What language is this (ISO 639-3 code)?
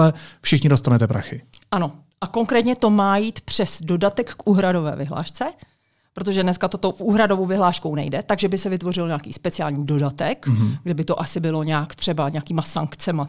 ces